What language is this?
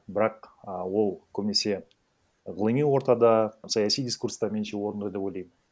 Kazakh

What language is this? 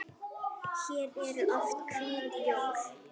Icelandic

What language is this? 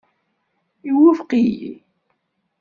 Kabyle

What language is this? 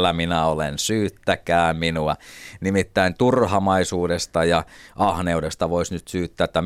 Finnish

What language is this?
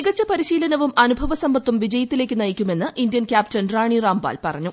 Malayalam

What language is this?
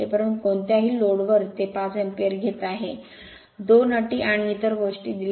Marathi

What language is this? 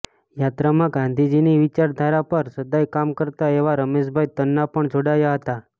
Gujarati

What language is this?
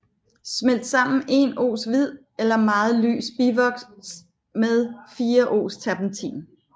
Danish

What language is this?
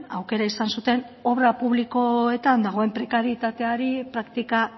Basque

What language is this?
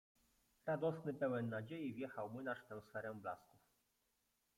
Polish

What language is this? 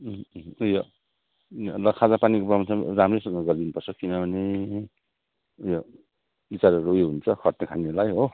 Nepali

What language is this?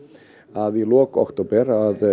Icelandic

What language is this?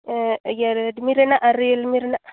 Santali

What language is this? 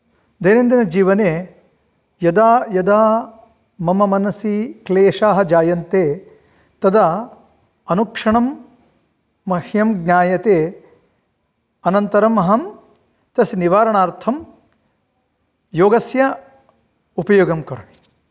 Sanskrit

